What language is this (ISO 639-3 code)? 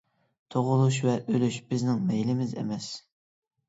uig